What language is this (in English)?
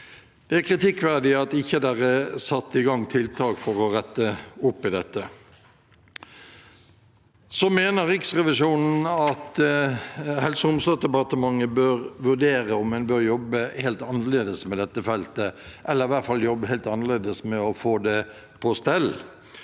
Norwegian